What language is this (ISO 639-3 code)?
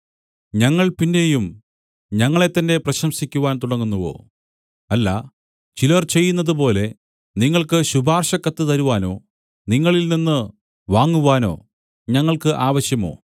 mal